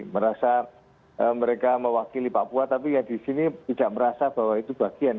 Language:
Indonesian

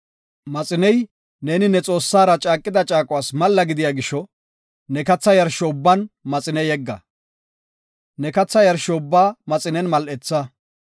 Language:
Gofa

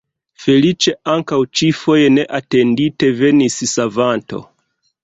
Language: Esperanto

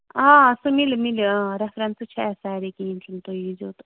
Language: Kashmiri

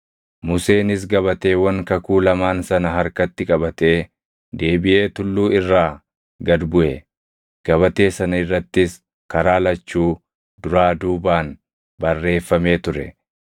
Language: Oromo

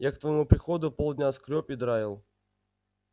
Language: Russian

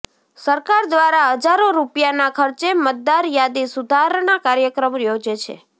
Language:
Gujarati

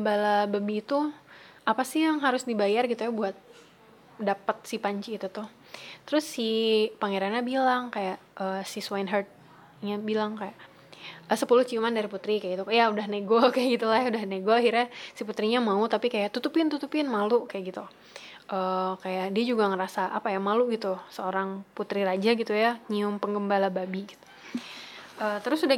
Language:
Indonesian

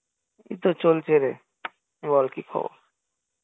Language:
Bangla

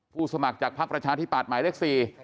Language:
Thai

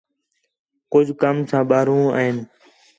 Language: Khetrani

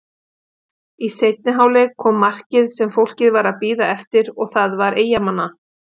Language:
Icelandic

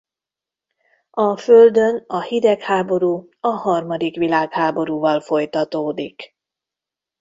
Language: Hungarian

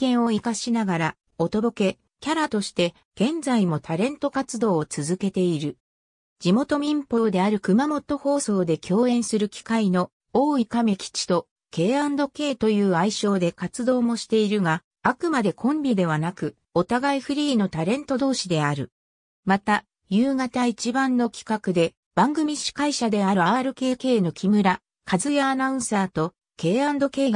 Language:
Japanese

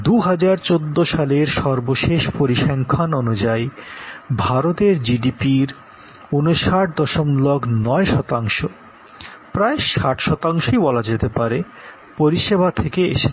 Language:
Bangla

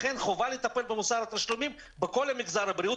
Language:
Hebrew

